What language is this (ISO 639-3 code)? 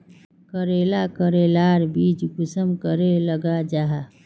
mag